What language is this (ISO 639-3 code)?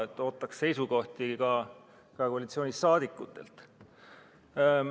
est